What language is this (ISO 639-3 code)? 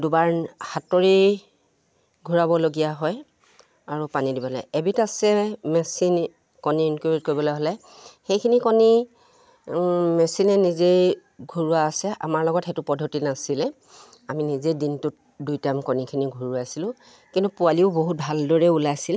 asm